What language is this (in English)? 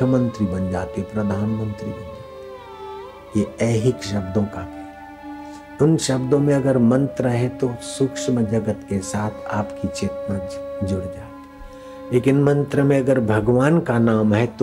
Hindi